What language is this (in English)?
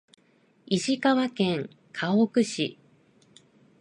Japanese